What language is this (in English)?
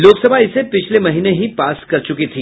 Hindi